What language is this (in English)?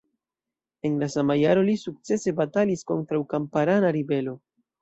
Esperanto